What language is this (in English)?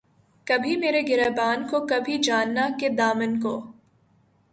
Urdu